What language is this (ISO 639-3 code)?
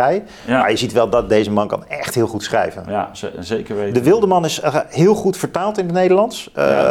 nld